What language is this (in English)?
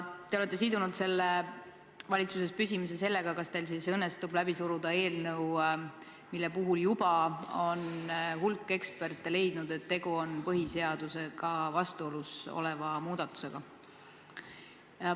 Estonian